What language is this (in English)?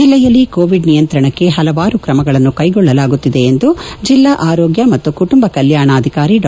Kannada